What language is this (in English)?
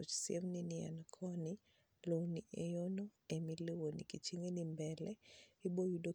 Luo (Kenya and Tanzania)